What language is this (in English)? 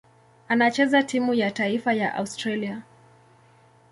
Swahili